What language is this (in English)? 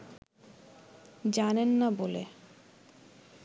Bangla